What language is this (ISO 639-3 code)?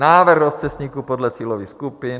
ces